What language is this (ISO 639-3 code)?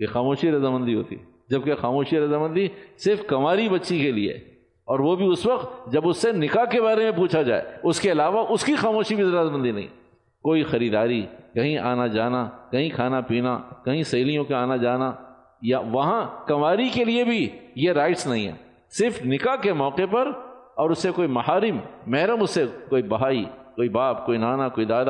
urd